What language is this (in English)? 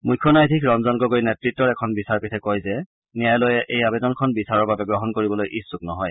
Assamese